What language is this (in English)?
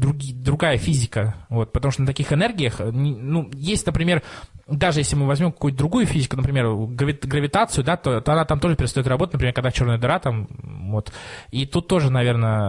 Russian